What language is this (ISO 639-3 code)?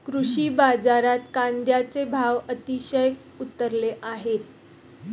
mar